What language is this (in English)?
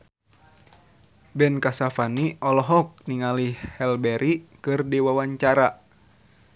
Sundanese